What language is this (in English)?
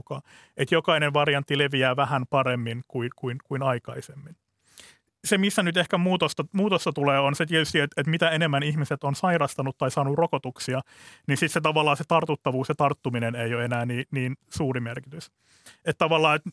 Finnish